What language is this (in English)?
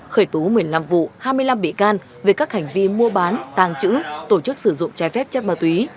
Vietnamese